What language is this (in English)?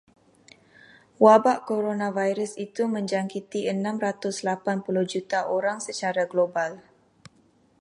Malay